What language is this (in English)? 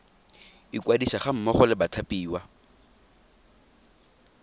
Tswana